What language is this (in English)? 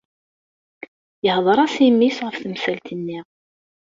Kabyle